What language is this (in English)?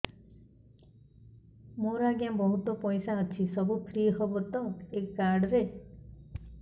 Odia